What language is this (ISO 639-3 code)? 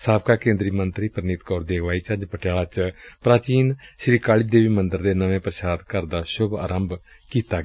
pan